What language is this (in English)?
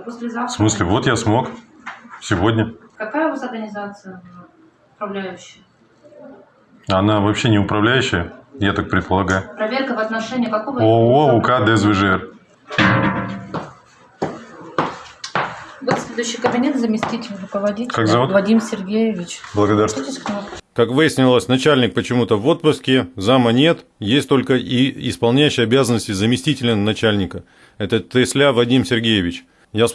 Russian